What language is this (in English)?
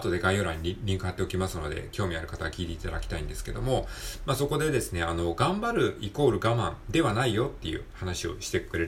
Japanese